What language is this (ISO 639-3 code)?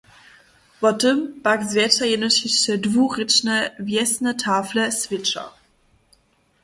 hsb